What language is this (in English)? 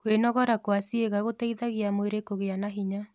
Kikuyu